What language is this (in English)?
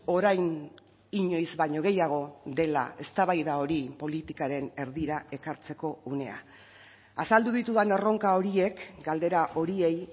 Basque